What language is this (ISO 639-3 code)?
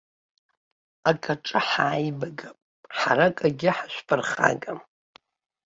abk